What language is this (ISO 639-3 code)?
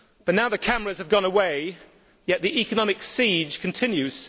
eng